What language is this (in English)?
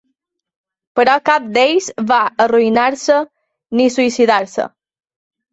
Catalan